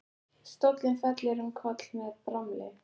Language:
Icelandic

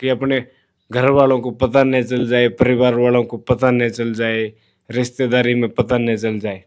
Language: Hindi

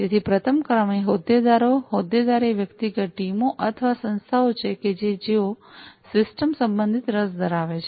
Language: Gujarati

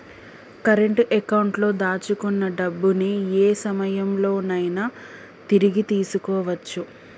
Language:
Telugu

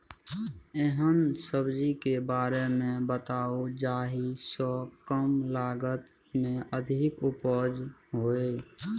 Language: Maithili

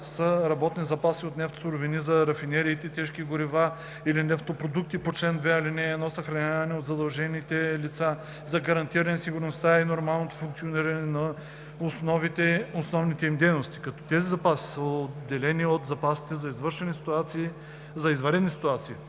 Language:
Bulgarian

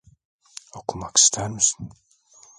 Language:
Turkish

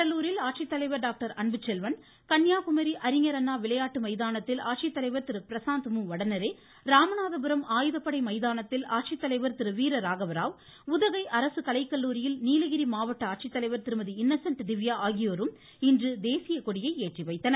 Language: Tamil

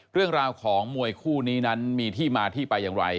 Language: Thai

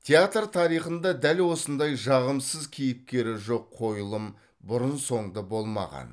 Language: Kazakh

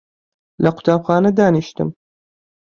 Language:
Central Kurdish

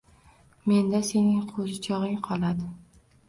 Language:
Uzbek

